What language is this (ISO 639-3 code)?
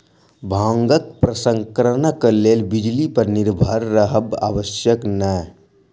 mai